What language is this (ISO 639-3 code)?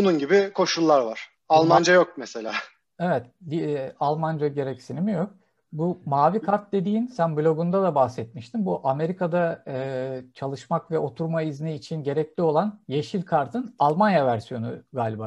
tur